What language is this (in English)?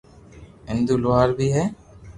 Loarki